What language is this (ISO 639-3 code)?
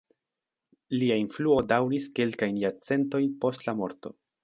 epo